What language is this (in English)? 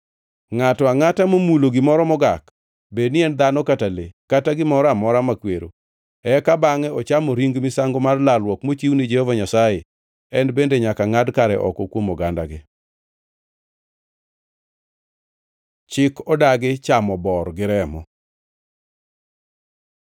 Luo (Kenya and Tanzania)